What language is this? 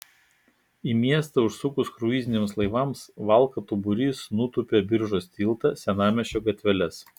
Lithuanian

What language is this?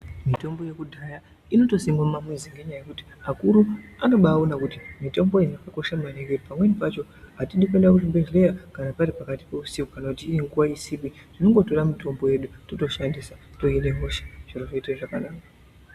Ndau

